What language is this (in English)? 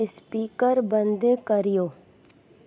Sindhi